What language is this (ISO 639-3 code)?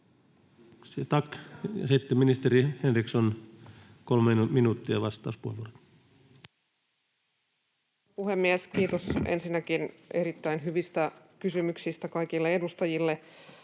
fin